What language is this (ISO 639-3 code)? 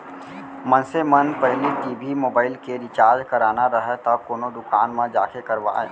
hne